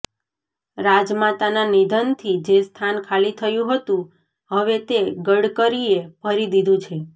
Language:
Gujarati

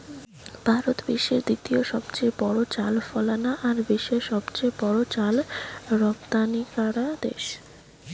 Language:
Bangla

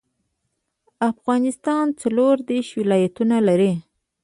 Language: Pashto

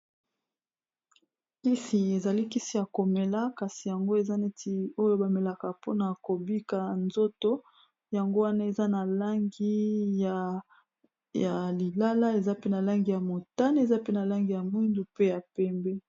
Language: Lingala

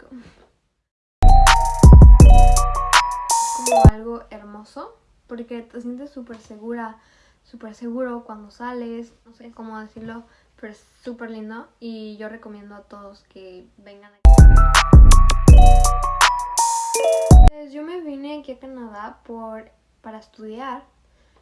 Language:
Spanish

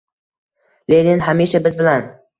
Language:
Uzbek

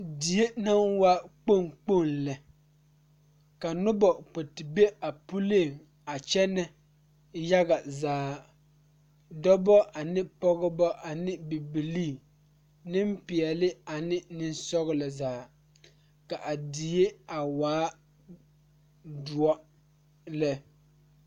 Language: Southern Dagaare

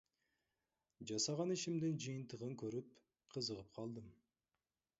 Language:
Kyrgyz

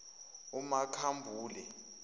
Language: Zulu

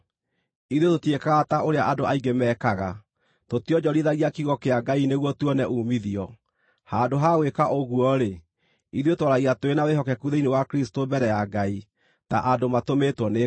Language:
Kikuyu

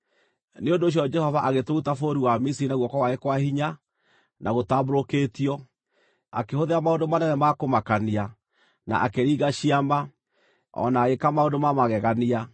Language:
Kikuyu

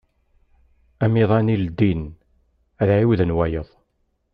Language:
Kabyle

